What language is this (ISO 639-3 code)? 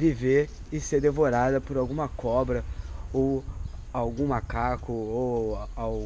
por